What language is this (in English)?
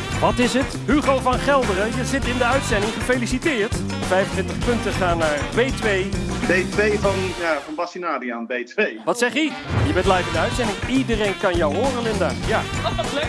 Dutch